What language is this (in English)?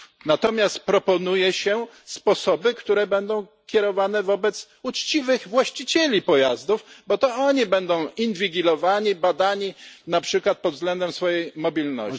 Polish